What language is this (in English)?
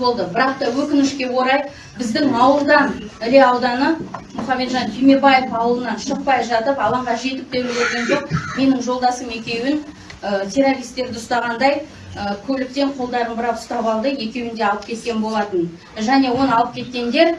Turkish